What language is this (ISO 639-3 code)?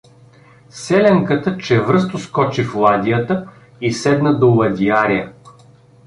bul